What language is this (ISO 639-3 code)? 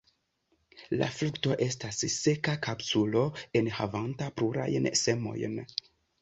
epo